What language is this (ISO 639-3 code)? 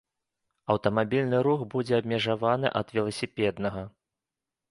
bel